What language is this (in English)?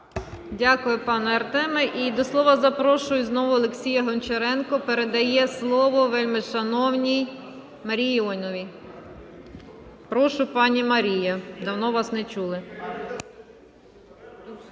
Ukrainian